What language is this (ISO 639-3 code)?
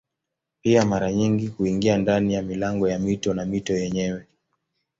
swa